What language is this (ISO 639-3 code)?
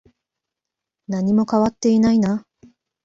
jpn